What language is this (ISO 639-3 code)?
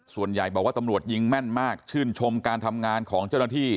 tha